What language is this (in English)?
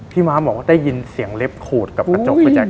Thai